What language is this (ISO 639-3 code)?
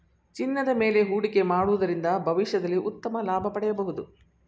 kan